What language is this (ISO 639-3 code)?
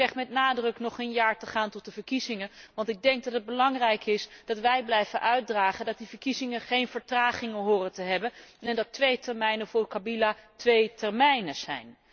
nld